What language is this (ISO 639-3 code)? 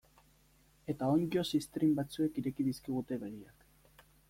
eus